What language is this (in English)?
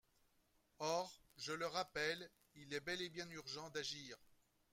French